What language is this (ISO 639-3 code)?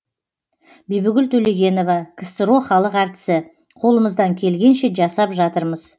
kaz